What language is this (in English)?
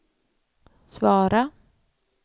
Swedish